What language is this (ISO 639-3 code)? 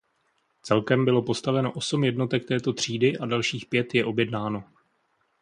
ces